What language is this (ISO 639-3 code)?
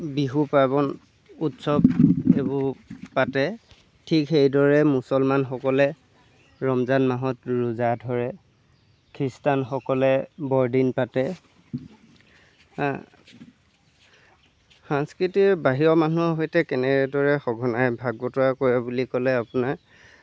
asm